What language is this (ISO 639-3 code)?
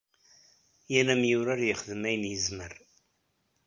kab